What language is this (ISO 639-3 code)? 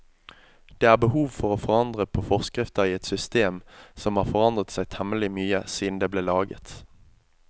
nor